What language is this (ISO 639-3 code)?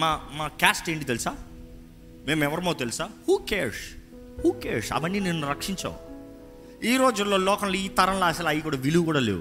tel